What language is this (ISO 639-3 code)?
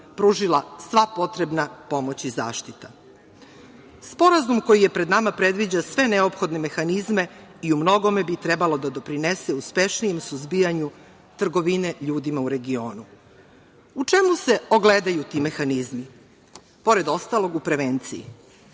srp